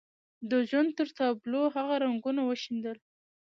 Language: Pashto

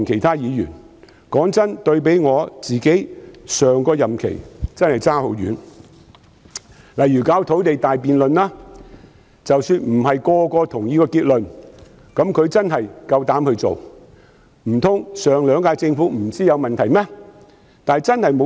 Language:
Cantonese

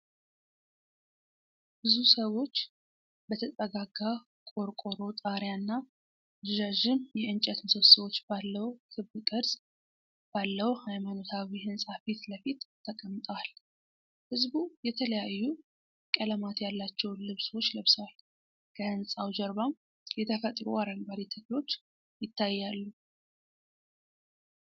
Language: Amharic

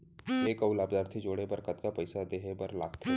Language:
Chhattisgarhi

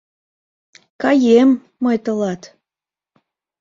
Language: Mari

